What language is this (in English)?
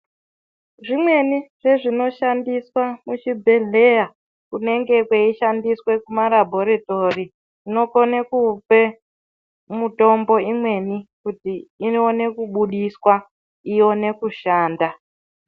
Ndau